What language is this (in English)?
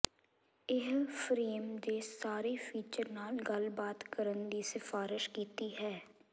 Punjabi